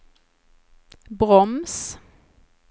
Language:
Swedish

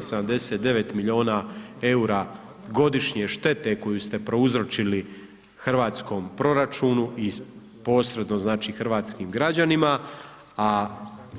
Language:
Croatian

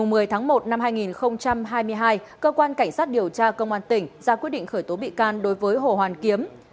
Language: Vietnamese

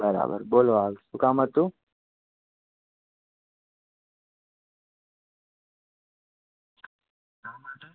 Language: Gujarati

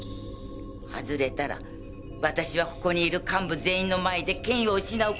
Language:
Japanese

